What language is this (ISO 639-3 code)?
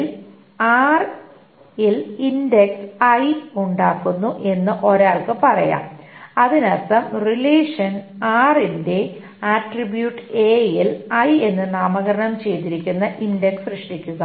mal